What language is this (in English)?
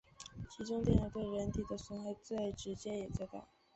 Chinese